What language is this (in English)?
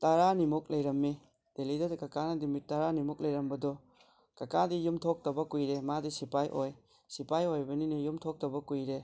Manipuri